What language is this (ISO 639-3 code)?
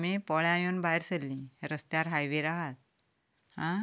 kok